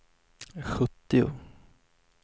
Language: Swedish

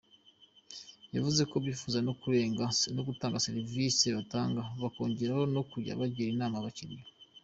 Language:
Kinyarwanda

